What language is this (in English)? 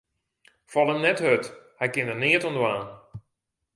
Western Frisian